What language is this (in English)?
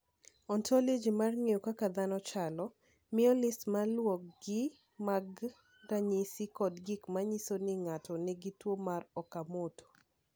Luo (Kenya and Tanzania)